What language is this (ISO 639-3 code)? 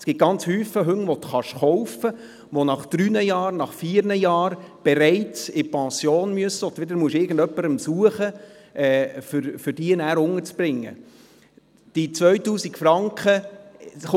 gsw